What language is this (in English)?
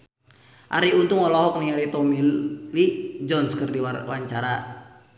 Sundanese